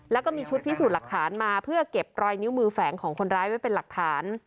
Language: Thai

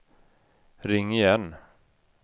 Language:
Swedish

